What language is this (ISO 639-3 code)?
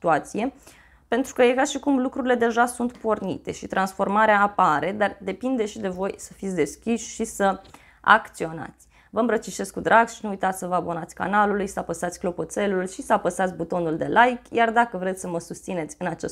ron